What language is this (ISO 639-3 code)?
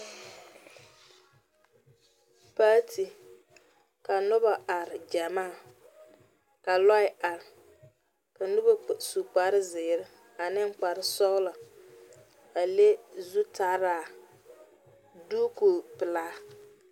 dga